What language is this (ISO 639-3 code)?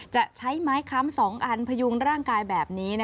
tha